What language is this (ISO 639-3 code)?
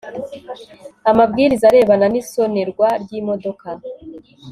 kin